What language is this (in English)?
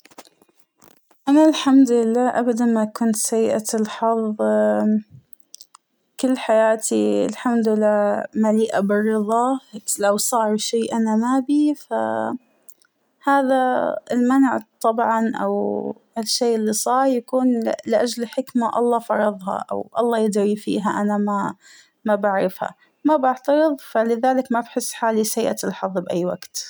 Hijazi Arabic